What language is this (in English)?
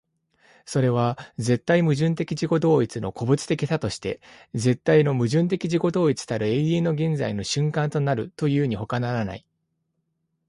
Japanese